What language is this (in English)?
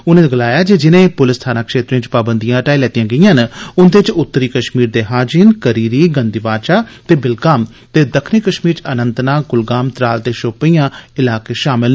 Dogri